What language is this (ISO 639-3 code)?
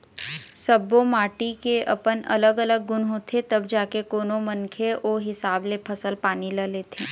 hne